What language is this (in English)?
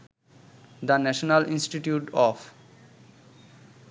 Bangla